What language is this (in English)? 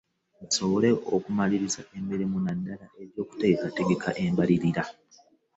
Ganda